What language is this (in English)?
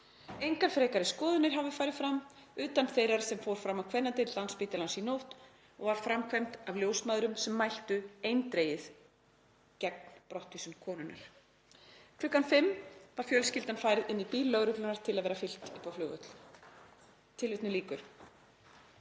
Icelandic